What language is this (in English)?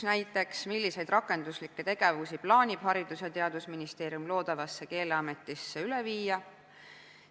Estonian